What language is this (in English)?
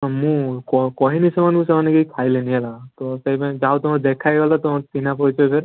Odia